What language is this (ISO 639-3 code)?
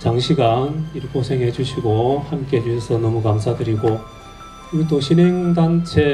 kor